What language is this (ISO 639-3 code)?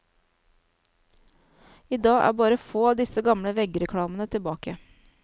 nor